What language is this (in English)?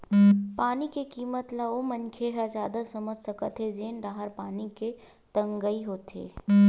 Chhattisgarhi